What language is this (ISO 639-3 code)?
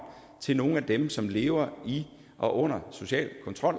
dan